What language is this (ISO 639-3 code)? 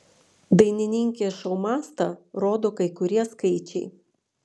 lit